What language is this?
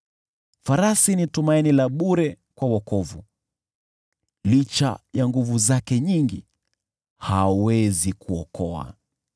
Swahili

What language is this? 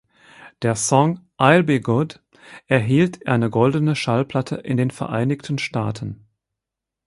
German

